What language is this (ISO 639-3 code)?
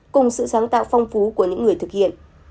vie